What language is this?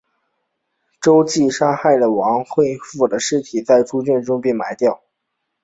Chinese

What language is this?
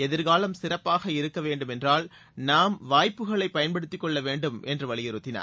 Tamil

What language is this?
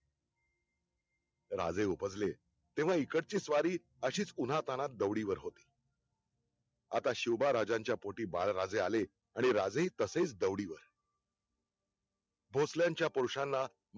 Marathi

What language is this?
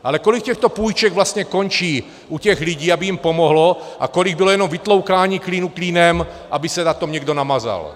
Czech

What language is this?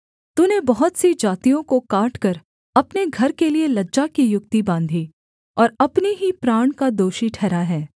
Hindi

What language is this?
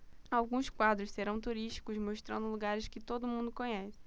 Portuguese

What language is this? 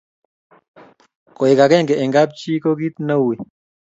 Kalenjin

